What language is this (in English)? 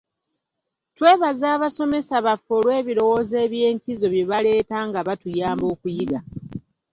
Ganda